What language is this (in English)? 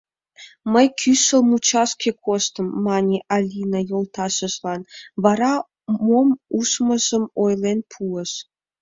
Mari